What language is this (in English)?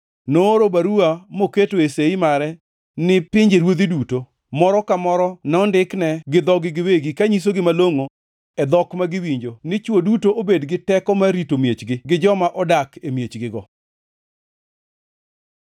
Luo (Kenya and Tanzania)